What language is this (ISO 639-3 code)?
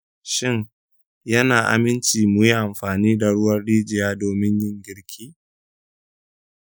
hau